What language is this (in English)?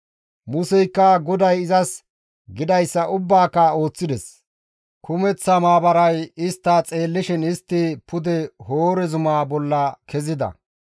Gamo